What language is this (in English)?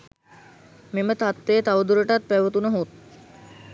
Sinhala